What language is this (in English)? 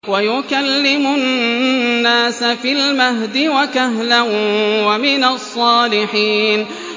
Arabic